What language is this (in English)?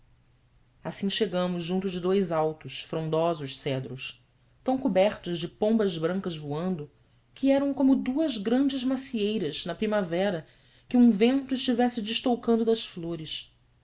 Portuguese